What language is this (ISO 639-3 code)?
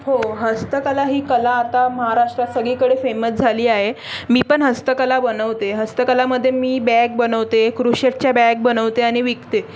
mar